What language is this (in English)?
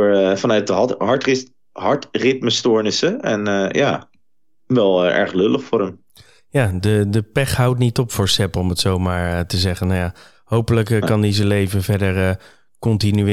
Dutch